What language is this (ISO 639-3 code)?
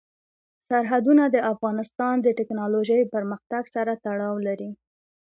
pus